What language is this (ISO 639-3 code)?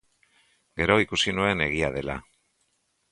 eus